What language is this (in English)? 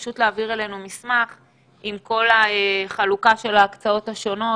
Hebrew